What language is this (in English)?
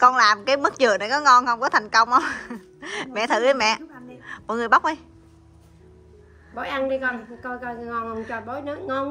Vietnamese